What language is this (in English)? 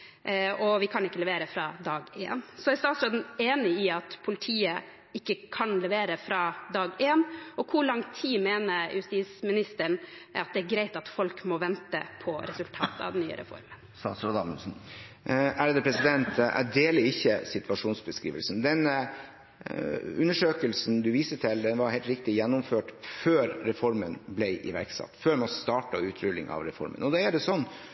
Norwegian Bokmål